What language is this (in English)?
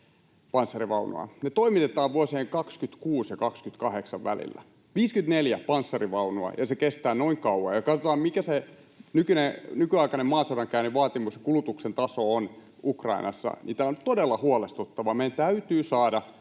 Finnish